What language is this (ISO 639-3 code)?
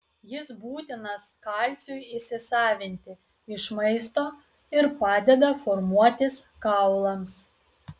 lit